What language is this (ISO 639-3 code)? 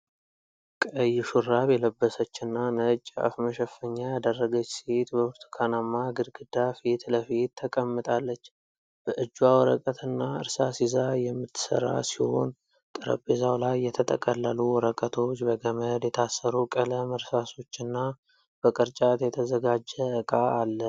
amh